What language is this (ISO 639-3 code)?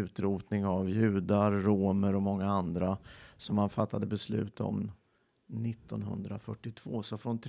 swe